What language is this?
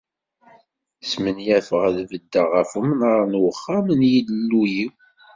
Kabyle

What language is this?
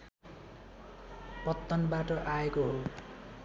Nepali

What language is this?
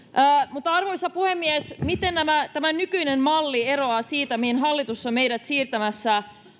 Finnish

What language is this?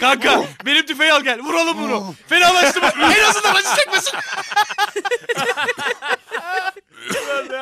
Turkish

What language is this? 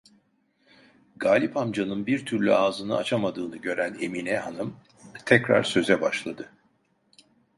Turkish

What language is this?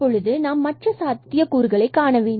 Tamil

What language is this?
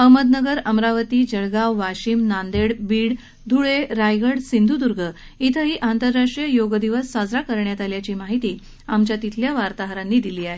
Marathi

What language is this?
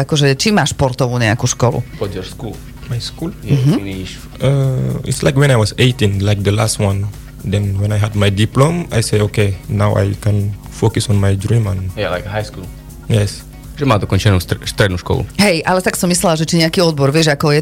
Slovak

